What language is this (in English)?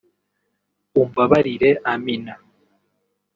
Kinyarwanda